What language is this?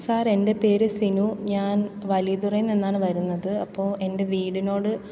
Malayalam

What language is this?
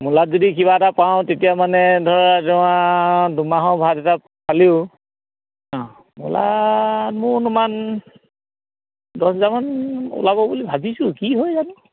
Assamese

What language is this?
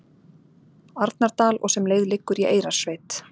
Icelandic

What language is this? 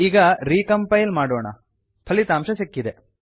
Kannada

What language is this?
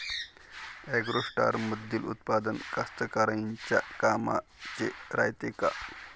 Marathi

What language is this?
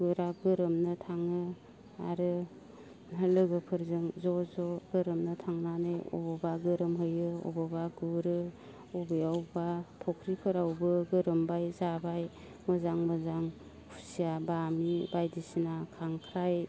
Bodo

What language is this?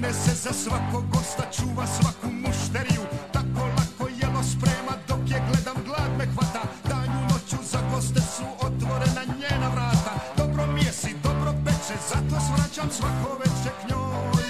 Croatian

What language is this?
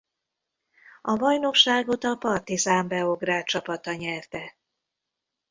Hungarian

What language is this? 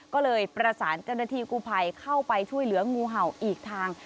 Thai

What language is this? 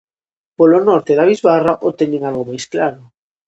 Galician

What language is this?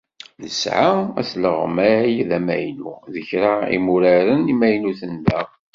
Kabyle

